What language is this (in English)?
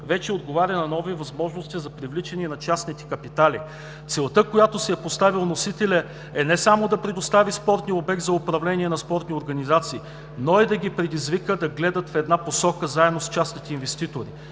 Bulgarian